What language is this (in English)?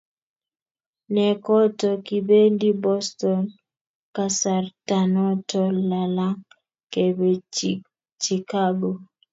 Kalenjin